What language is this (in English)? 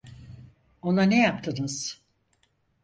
Turkish